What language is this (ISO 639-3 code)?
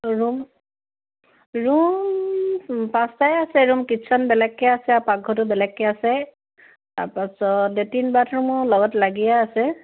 asm